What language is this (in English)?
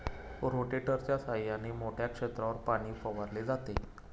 Marathi